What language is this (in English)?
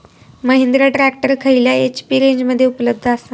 Marathi